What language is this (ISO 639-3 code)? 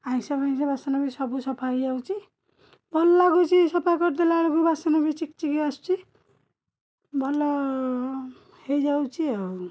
ori